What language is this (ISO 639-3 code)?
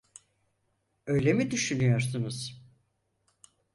tur